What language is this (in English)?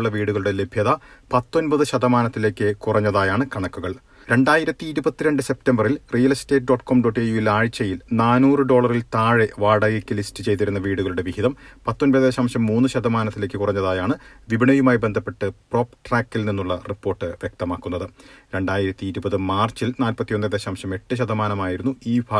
Malayalam